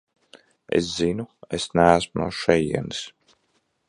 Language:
Latvian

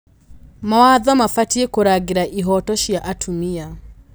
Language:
Kikuyu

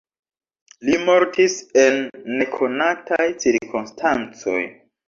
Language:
Esperanto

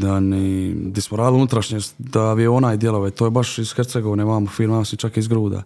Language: Croatian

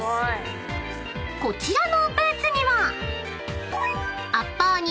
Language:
Japanese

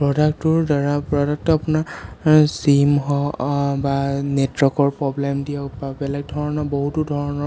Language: Assamese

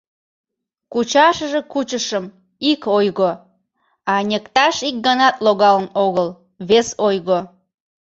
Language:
Mari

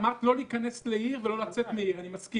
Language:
Hebrew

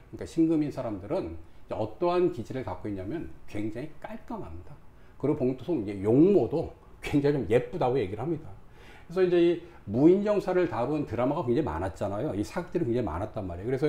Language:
Korean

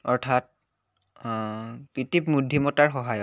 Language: Assamese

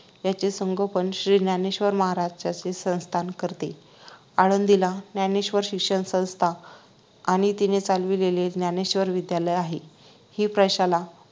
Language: Marathi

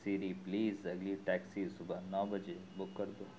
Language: Urdu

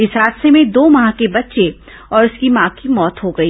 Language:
Hindi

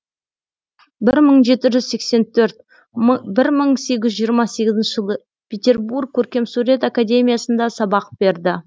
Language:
Kazakh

